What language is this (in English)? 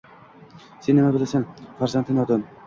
Uzbek